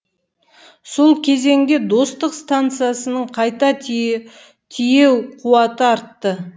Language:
Kazakh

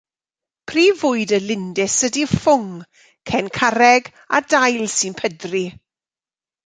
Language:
Welsh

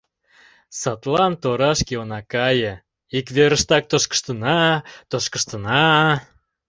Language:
Mari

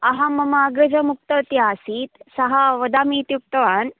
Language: Sanskrit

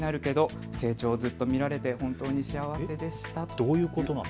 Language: Japanese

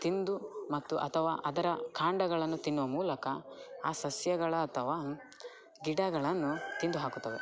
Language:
Kannada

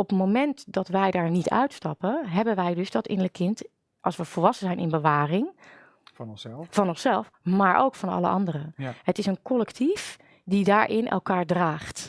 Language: Dutch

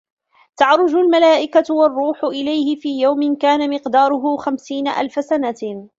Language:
Arabic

